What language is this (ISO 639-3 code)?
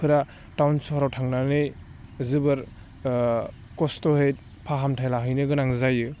brx